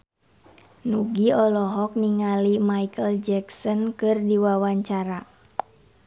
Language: Sundanese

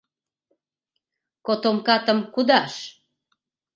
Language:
Mari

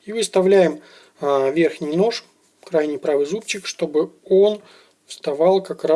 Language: Russian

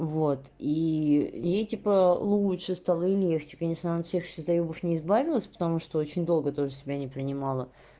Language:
Russian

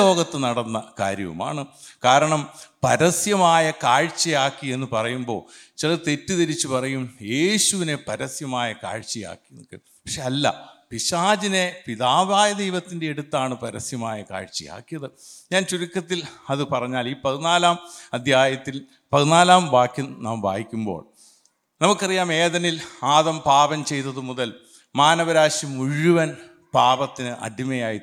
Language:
Malayalam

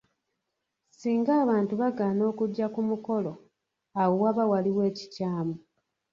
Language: Ganda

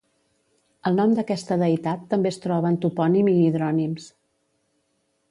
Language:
Catalan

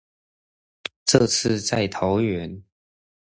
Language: Chinese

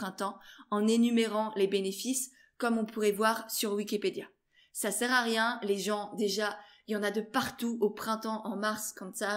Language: French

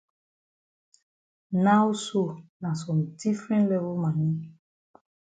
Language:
Cameroon Pidgin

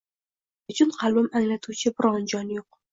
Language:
Uzbek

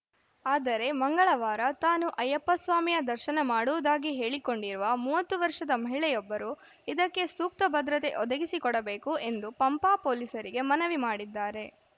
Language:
Kannada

